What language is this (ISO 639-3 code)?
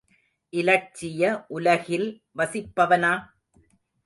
tam